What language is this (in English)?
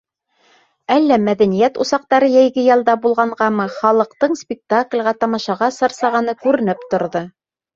Bashkir